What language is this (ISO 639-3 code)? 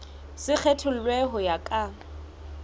sot